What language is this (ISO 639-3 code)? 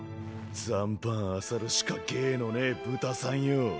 jpn